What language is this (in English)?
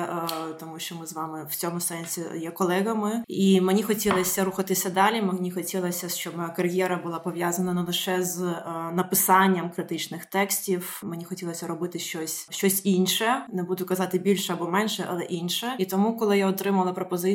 Ukrainian